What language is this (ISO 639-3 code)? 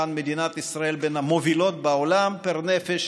heb